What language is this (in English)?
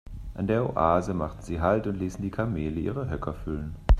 German